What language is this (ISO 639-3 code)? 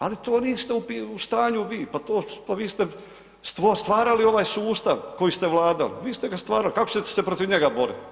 hrv